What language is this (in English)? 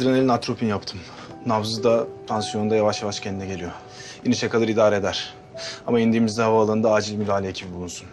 Turkish